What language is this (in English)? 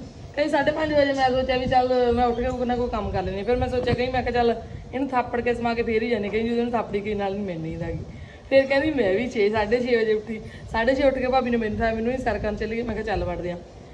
Punjabi